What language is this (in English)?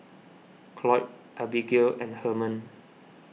English